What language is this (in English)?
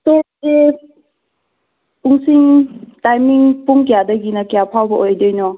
Manipuri